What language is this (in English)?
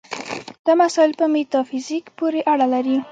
Pashto